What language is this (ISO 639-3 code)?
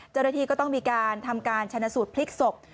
tha